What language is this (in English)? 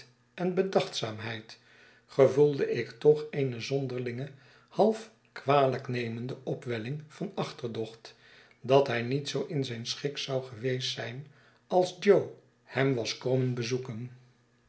Dutch